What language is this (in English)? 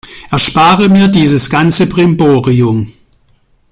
German